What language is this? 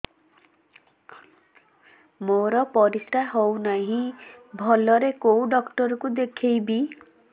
Odia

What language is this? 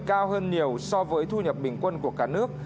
Vietnamese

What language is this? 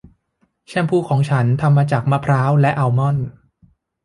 Thai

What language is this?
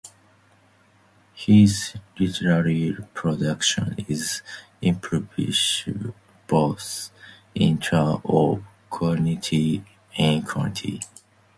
English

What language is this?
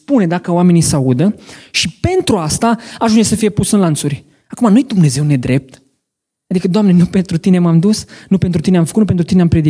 Romanian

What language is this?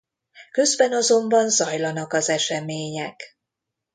Hungarian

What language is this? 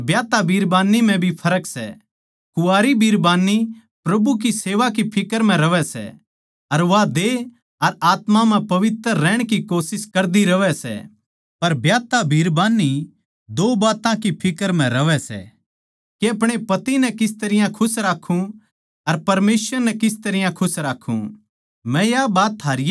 Haryanvi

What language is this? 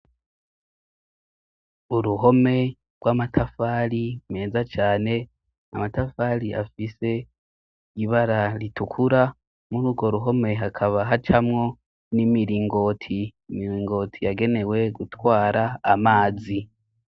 Rundi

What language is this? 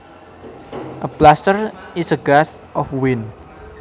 Javanese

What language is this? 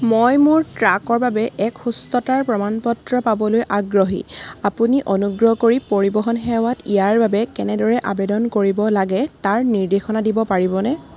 Assamese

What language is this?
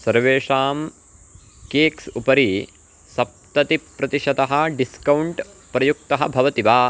Sanskrit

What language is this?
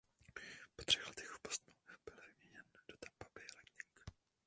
Czech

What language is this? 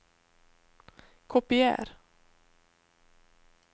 Norwegian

